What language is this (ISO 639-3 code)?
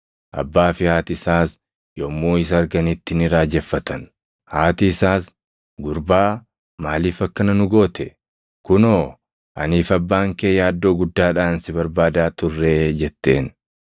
orm